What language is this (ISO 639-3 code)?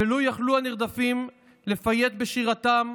heb